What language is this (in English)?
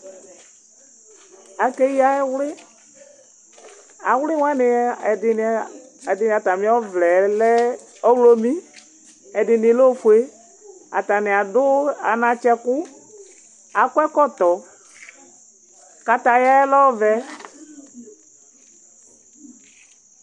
Ikposo